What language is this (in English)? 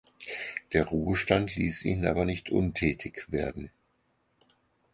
German